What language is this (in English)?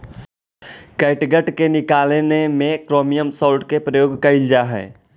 Magahi